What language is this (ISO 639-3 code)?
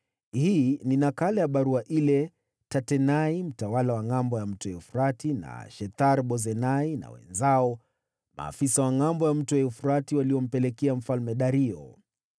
swa